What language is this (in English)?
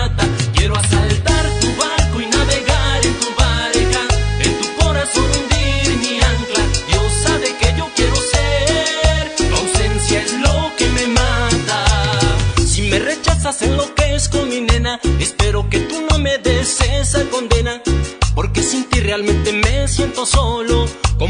Romanian